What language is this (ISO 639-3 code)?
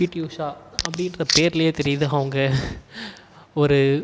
tam